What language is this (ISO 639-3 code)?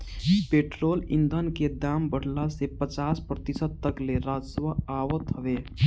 bho